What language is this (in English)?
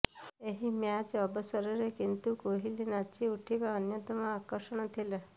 Odia